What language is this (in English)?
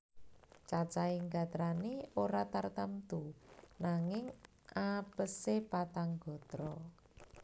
Javanese